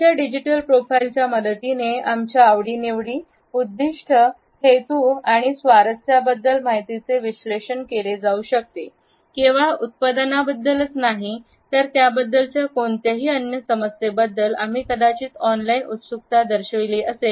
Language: Marathi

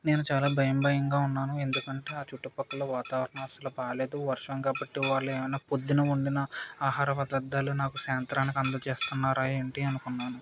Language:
Telugu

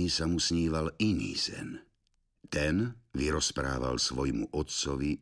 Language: Slovak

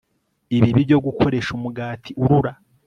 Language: Kinyarwanda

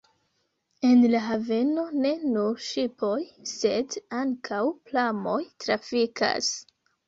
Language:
Esperanto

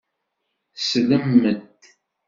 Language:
Kabyle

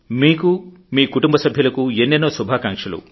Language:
Telugu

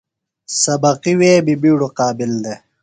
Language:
Phalura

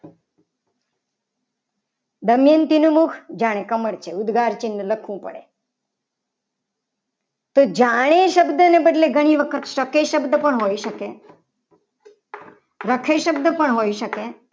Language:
Gujarati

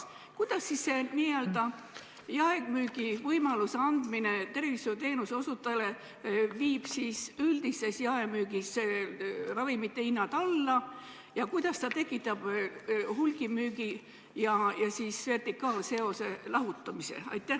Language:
Estonian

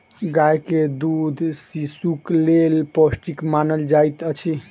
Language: Maithili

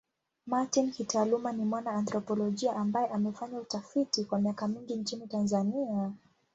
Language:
Swahili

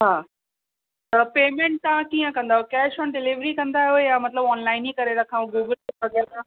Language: Sindhi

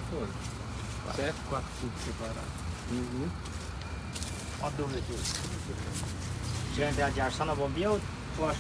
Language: Portuguese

